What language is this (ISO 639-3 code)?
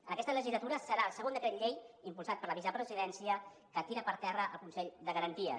cat